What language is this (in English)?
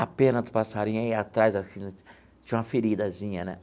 Portuguese